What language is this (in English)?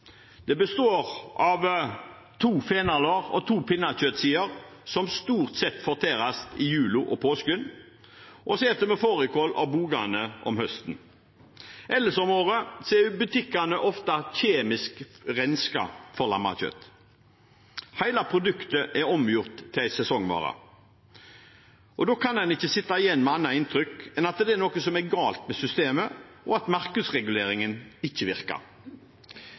Norwegian Bokmål